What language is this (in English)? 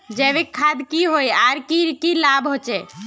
Magahi